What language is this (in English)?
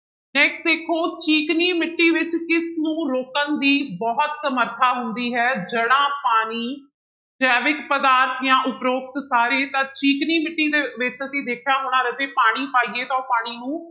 Punjabi